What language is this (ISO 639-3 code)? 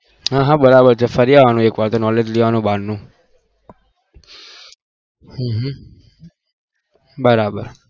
guj